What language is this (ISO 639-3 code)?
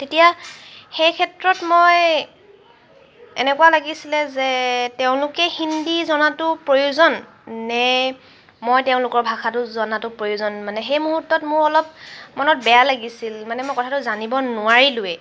asm